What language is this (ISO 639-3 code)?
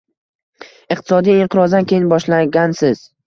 uzb